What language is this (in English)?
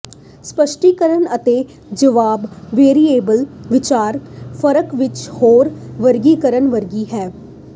Punjabi